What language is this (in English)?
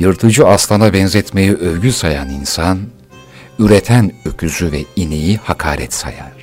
Turkish